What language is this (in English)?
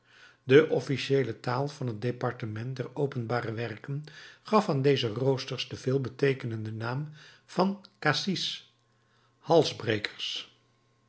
Dutch